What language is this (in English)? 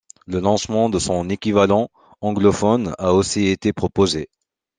French